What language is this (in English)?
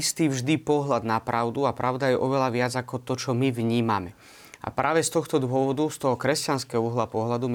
Slovak